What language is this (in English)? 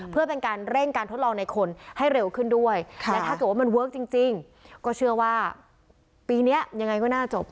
Thai